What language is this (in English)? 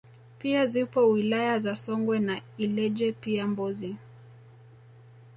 Swahili